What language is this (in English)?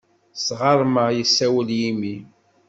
Kabyle